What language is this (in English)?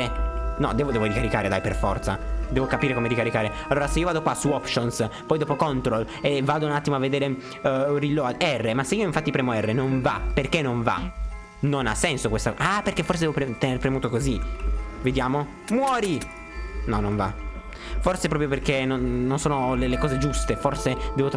Italian